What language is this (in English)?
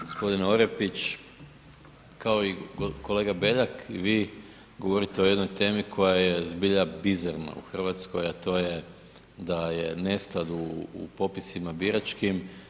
Croatian